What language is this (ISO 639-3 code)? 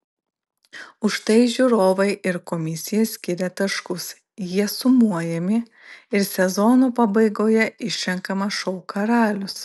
lit